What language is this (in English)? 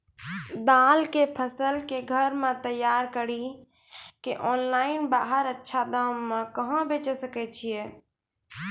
Maithili